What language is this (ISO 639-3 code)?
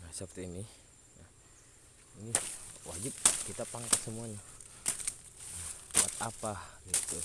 ind